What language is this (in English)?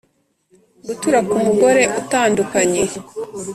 Kinyarwanda